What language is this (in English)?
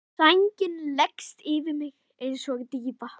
Icelandic